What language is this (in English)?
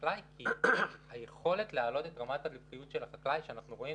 Hebrew